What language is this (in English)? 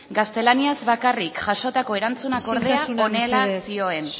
Basque